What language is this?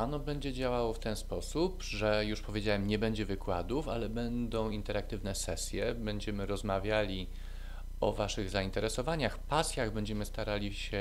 Polish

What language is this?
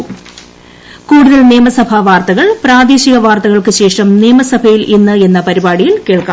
Malayalam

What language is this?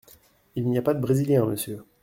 French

